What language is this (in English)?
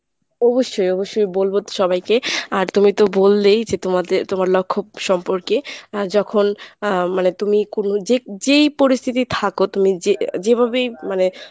Bangla